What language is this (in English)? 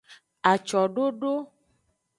Aja (Benin)